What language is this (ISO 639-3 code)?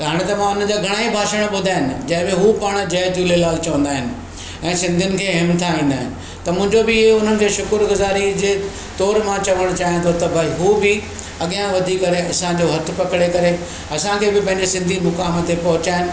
snd